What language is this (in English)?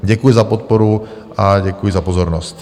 Czech